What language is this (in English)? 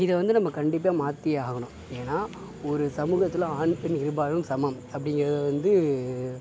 Tamil